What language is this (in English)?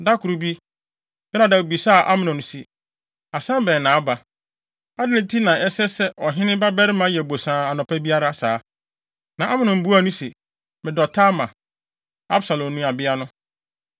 Akan